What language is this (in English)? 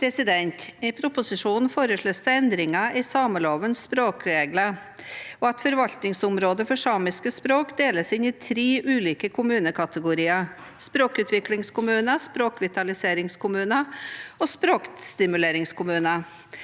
Norwegian